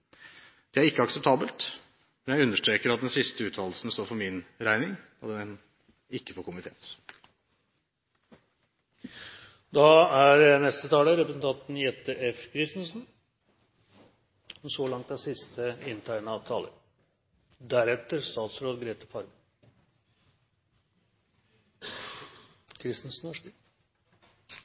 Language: Norwegian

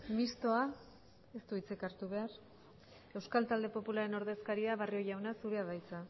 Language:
Basque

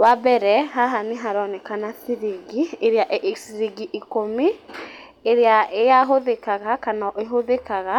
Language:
Kikuyu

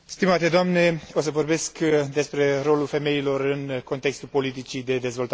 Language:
Romanian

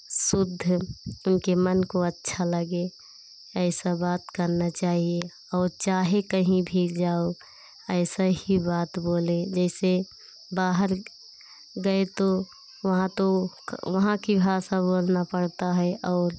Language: Hindi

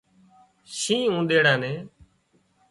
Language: Wadiyara Koli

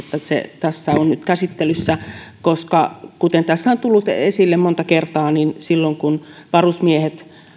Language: Finnish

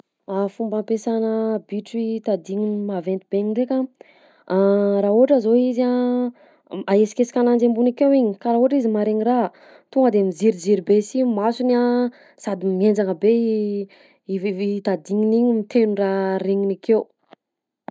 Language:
Southern Betsimisaraka Malagasy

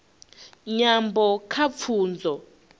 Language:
Venda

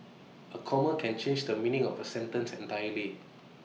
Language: English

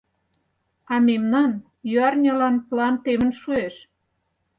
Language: Mari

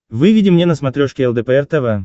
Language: Russian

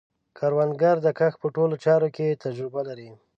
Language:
Pashto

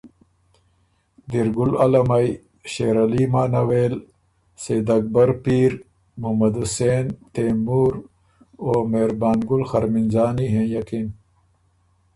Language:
Ormuri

